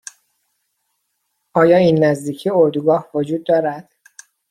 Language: Persian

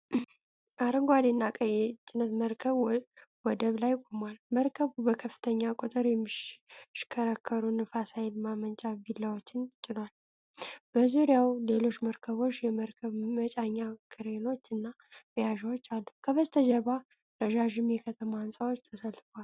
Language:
Amharic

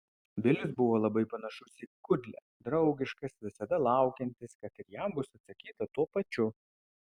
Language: Lithuanian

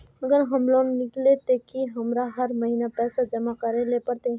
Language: Magahi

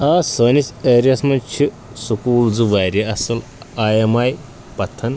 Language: Kashmiri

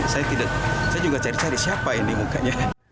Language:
Indonesian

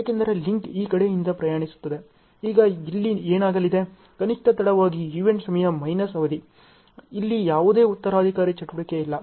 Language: Kannada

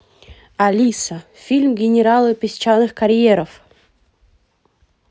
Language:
Russian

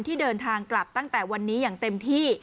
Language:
Thai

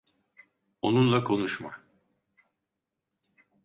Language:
Turkish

